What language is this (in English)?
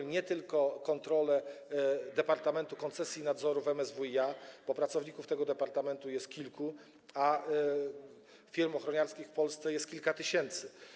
Polish